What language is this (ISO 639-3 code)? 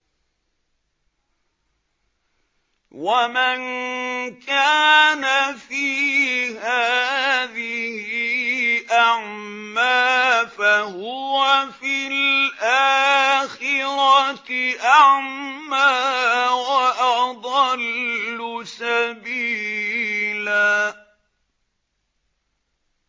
ara